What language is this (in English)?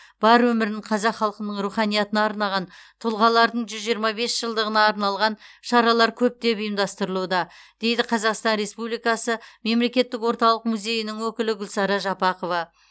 Kazakh